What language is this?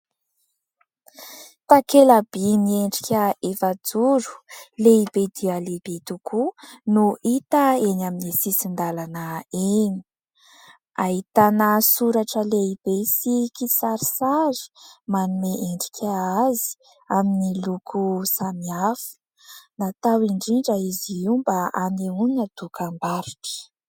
Malagasy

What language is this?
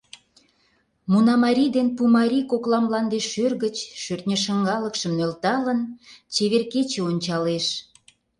Mari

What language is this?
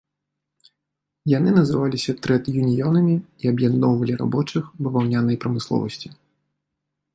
Belarusian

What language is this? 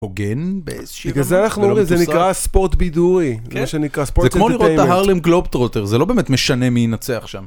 Hebrew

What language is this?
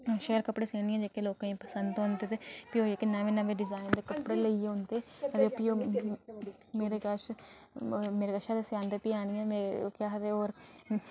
Dogri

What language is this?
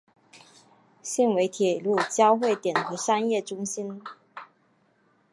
Chinese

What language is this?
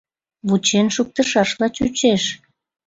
Mari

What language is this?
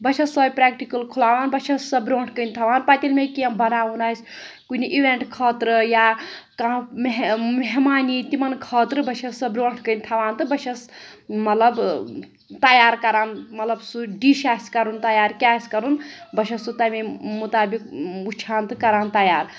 Kashmiri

